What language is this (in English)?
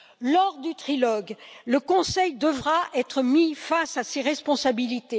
French